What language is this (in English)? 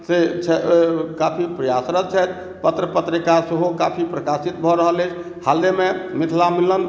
Maithili